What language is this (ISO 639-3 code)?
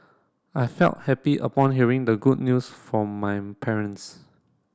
eng